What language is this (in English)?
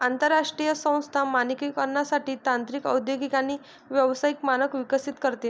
Marathi